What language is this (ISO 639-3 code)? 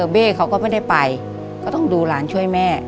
tha